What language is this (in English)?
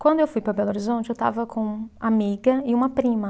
Portuguese